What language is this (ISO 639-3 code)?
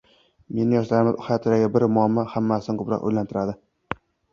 uzb